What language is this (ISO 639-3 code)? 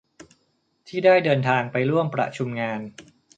tha